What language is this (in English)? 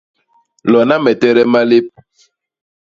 Basaa